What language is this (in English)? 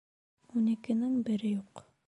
Bashkir